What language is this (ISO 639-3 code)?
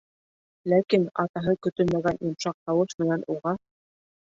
bak